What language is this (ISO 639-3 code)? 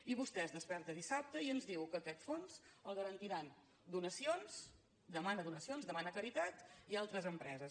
cat